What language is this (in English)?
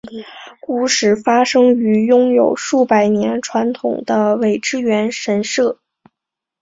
Chinese